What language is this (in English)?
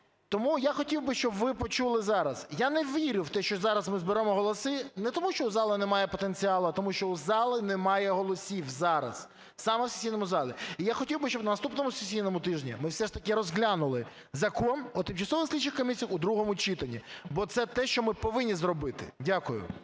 Ukrainian